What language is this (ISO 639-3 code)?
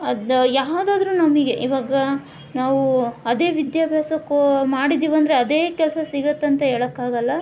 kan